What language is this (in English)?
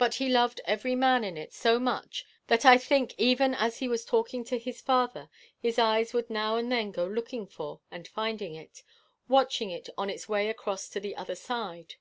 English